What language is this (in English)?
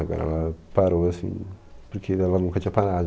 Portuguese